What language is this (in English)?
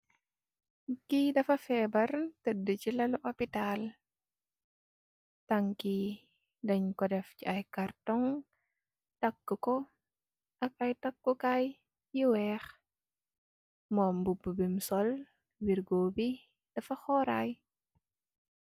Wolof